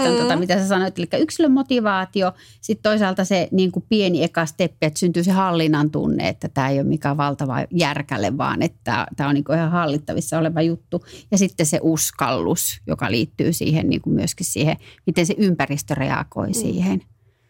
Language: Finnish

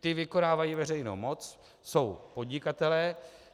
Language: Czech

